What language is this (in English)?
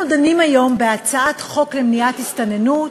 Hebrew